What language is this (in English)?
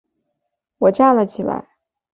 Chinese